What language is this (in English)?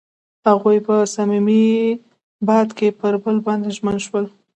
Pashto